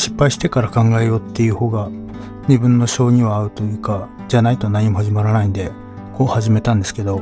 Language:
Japanese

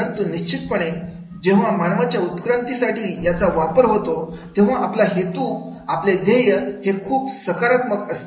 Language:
Marathi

